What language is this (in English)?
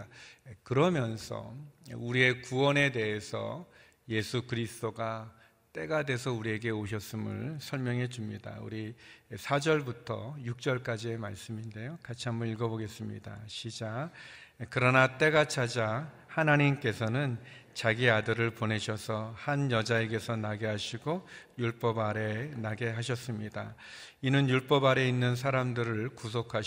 Korean